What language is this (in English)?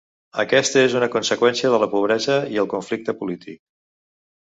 Catalan